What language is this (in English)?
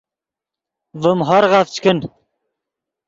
Yidgha